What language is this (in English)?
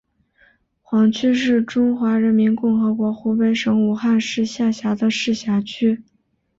Chinese